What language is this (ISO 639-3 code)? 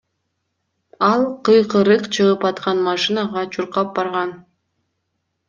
kir